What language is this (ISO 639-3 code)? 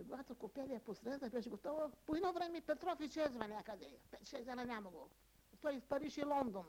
bul